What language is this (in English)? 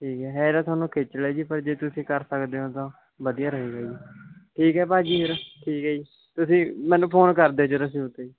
Punjabi